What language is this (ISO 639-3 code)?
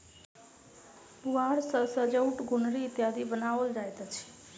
mai